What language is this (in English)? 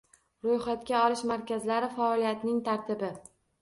Uzbek